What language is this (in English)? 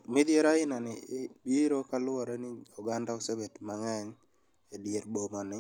Luo (Kenya and Tanzania)